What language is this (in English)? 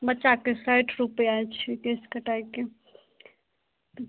Maithili